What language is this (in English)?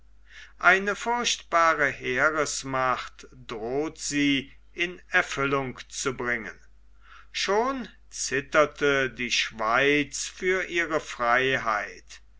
German